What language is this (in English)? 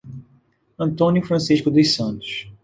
Portuguese